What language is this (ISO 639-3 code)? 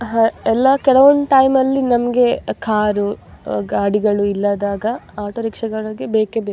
kan